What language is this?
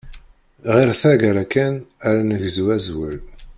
Kabyle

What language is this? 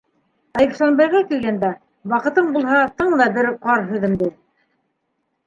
Bashkir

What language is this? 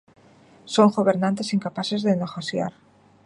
Galician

